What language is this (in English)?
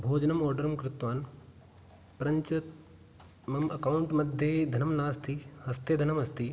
Sanskrit